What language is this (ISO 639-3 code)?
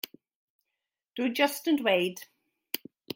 cym